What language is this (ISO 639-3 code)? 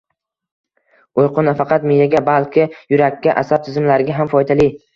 uzb